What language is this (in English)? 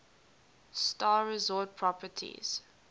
English